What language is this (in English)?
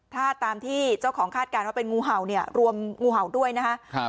Thai